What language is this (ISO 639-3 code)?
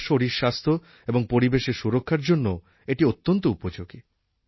ben